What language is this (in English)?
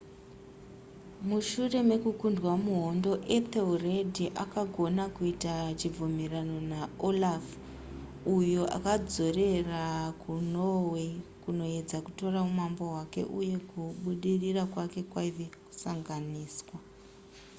Shona